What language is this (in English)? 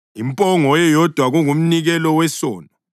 North Ndebele